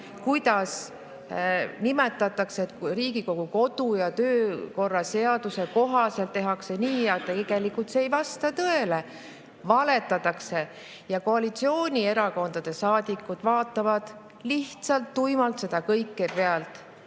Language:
Estonian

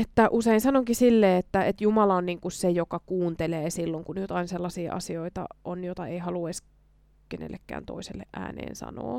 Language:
Finnish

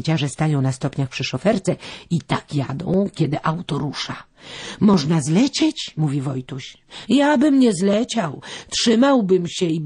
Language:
Polish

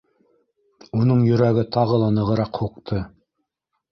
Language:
Bashkir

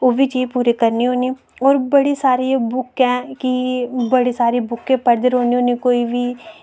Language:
Dogri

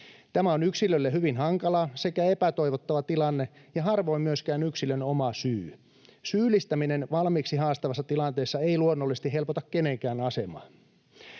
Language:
Finnish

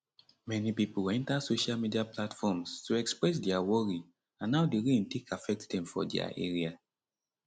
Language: Nigerian Pidgin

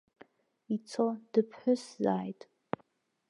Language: Abkhazian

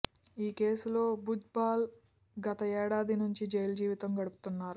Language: Telugu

